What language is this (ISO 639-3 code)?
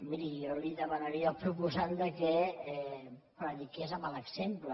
cat